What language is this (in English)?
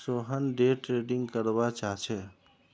Magahi